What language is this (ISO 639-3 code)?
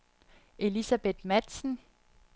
dan